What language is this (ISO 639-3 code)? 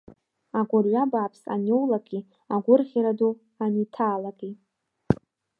abk